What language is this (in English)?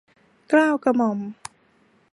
Thai